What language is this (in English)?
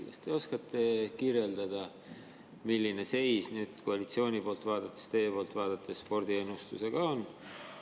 Estonian